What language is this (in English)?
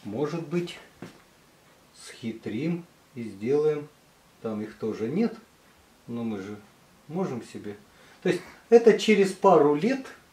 Russian